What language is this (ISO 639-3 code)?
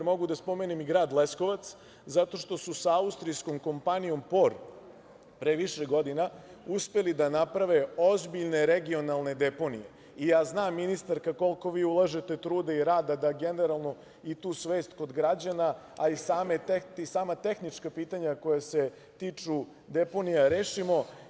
srp